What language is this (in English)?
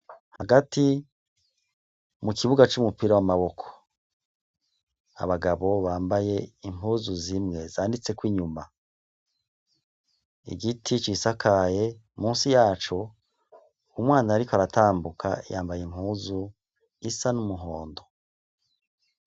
Rundi